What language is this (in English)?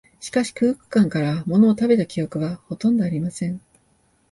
Japanese